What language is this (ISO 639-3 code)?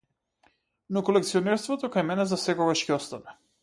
mkd